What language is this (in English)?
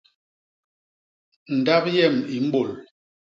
Basaa